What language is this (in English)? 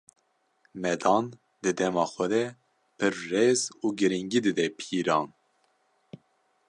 Kurdish